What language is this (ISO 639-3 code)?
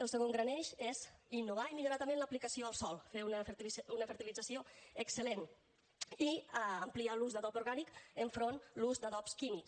cat